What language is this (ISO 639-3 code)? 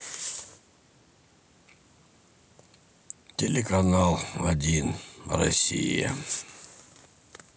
rus